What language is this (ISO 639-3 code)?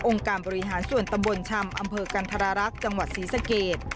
tha